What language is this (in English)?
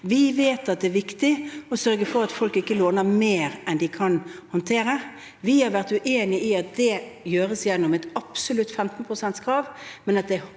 Norwegian